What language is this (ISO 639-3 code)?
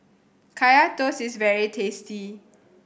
eng